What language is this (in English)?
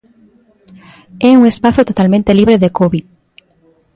Galician